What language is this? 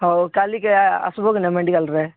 Odia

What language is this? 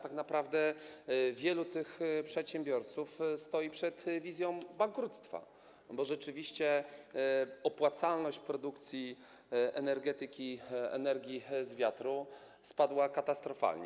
Polish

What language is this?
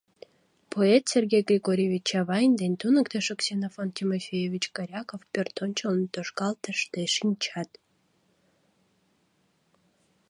Mari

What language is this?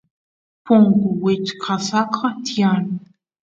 Santiago del Estero Quichua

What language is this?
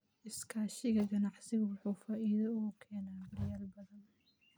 Somali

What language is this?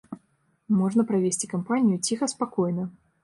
Belarusian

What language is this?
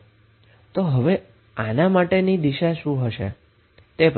Gujarati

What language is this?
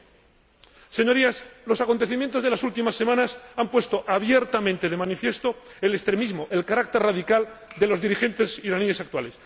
Spanish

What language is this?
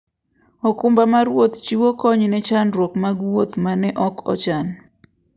Luo (Kenya and Tanzania)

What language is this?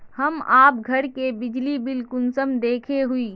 Magahi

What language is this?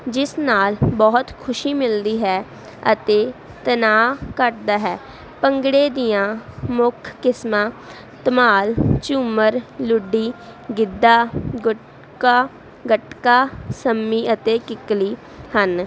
Punjabi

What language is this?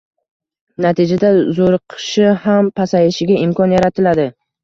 Uzbek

